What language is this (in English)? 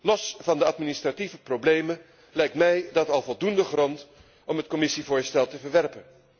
Dutch